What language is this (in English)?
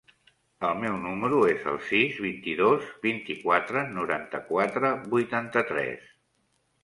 Catalan